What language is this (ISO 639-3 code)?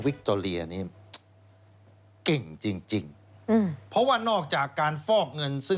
tha